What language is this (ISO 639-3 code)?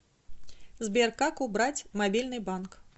rus